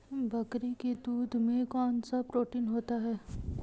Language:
Hindi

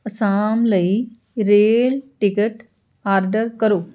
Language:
Punjabi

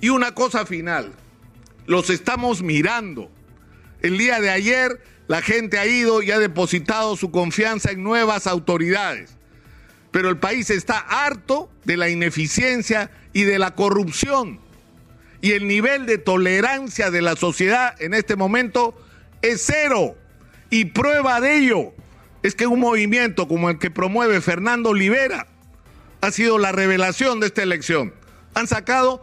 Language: Spanish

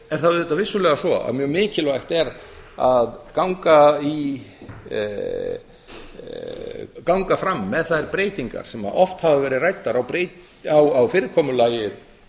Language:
Icelandic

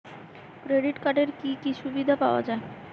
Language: Bangla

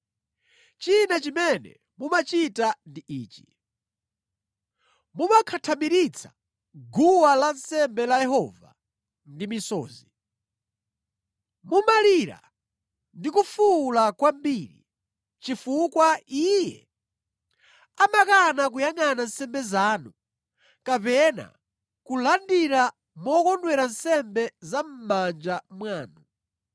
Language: Nyanja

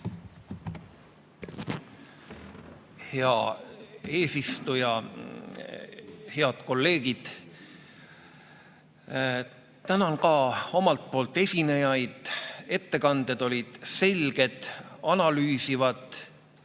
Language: Estonian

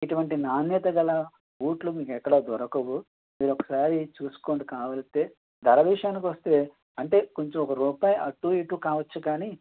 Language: Telugu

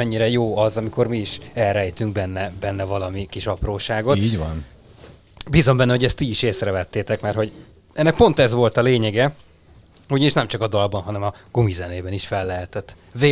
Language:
Hungarian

